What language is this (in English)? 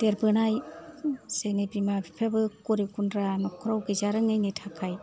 Bodo